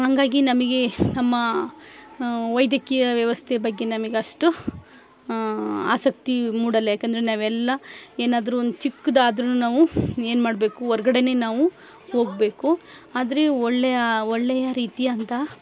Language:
Kannada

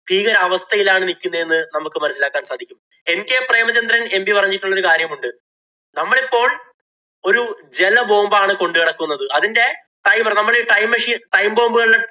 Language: Malayalam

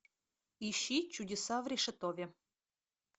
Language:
Russian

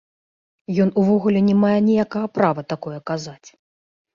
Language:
Belarusian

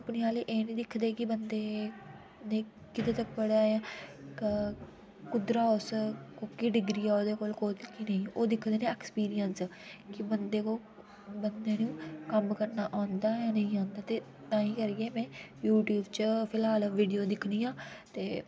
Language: Dogri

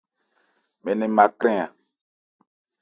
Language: Ebrié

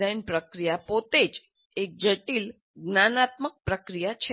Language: Gujarati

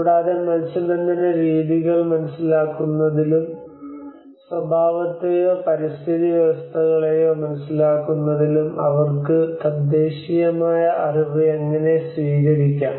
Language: Malayalam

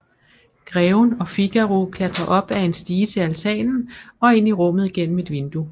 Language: Danish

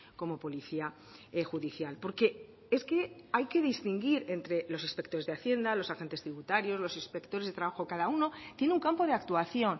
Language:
Spanish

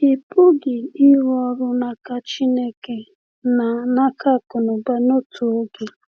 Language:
Igbo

